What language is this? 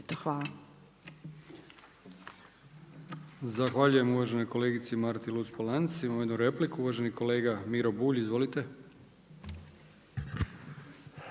Croatian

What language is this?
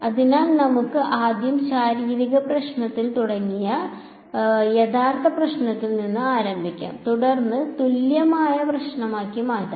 Malayalam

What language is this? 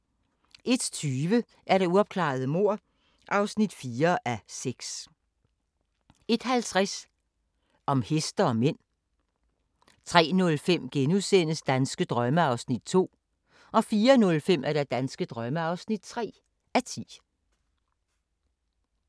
Danish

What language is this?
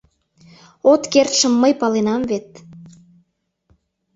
Mari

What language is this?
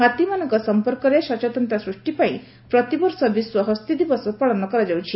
Odia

